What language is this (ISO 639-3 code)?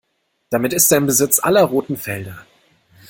deu